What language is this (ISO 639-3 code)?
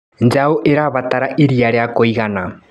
kik